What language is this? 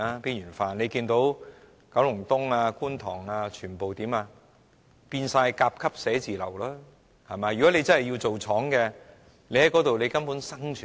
Cantonese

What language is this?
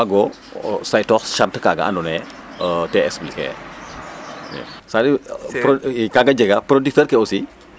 Serer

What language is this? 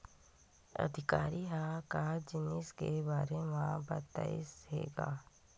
Chhattisgarhi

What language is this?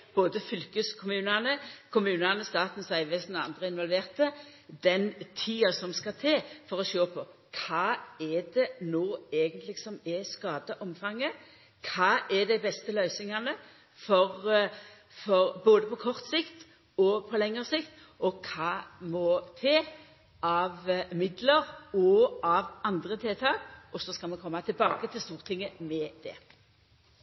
Norwegian Nynorsk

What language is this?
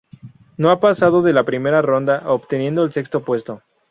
Spanish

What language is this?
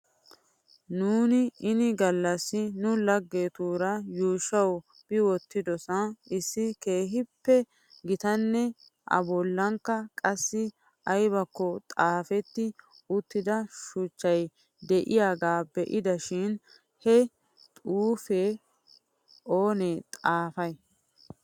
Wolaytta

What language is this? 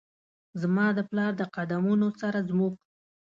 Pashto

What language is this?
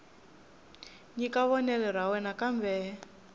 Tsonga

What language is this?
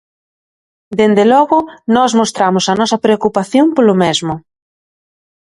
Galician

